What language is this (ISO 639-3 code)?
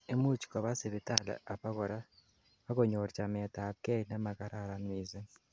kln